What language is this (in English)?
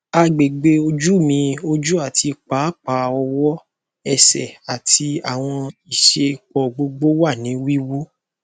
Yoruba